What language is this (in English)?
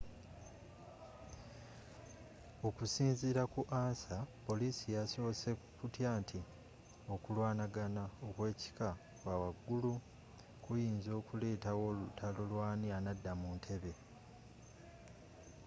Ganda